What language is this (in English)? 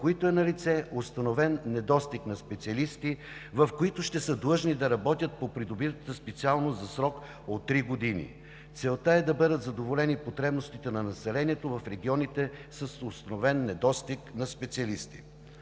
Bulgarian